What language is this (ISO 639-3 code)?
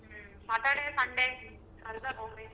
kan